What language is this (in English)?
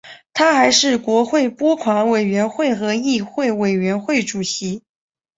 Chinese